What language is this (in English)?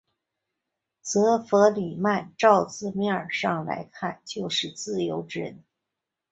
Chinese